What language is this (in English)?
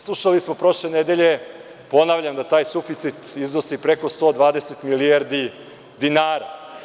Serbian